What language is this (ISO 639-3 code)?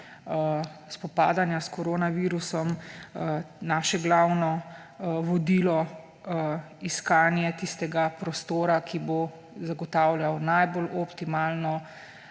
slv